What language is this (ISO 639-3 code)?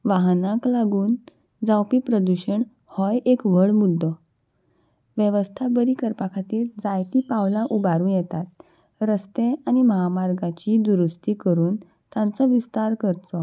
kok